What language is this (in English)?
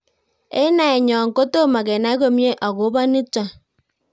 Kalenjin